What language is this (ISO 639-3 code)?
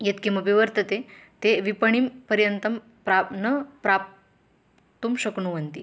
san